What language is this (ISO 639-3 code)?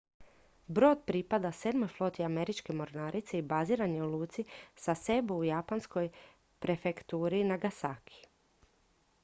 hrv